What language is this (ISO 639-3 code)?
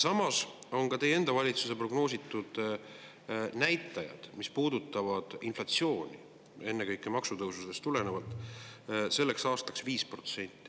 est